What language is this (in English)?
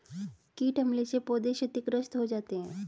Hindi